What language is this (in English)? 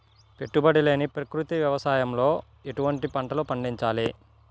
Telugu